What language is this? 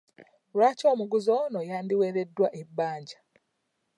Ganda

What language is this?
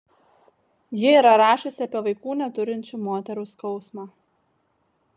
Lithuanian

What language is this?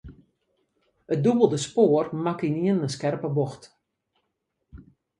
Western Frisian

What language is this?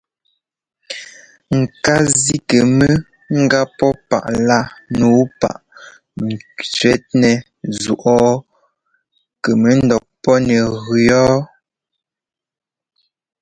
Ngomba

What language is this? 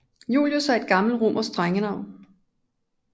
Danish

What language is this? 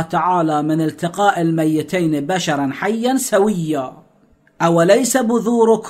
Arabic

